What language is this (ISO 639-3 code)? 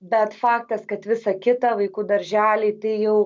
lit